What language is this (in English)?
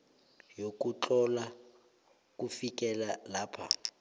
South Ndebele